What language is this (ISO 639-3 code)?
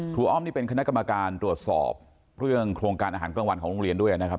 tha